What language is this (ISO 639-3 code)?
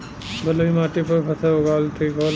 bho